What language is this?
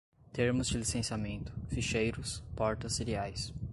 Portuguese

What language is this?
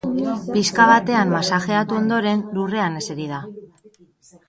Basque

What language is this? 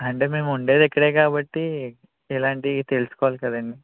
Telugu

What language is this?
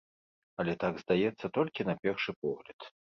Belarusian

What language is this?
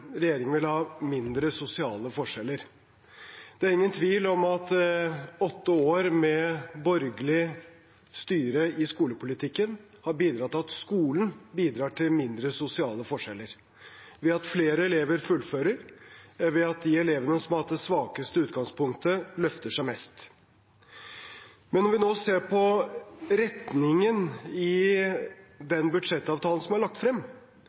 Norwegian Bokmål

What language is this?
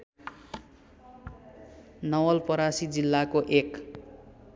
Nepali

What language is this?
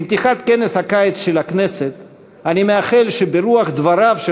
Hebrew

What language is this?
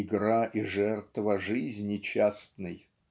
Russian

